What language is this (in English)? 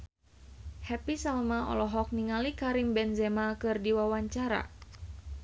Sundanese